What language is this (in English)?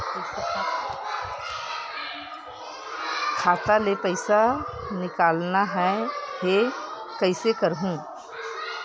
Chhattisgarhi